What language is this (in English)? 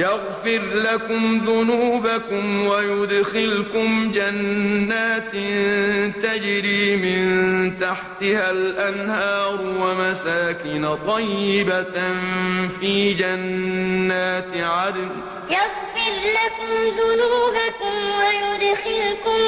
Arabic